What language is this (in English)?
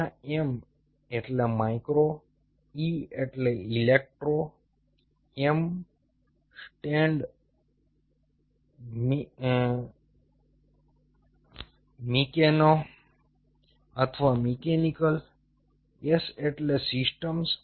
Gujarati